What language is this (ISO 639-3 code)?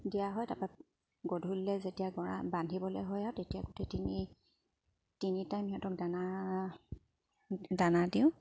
asm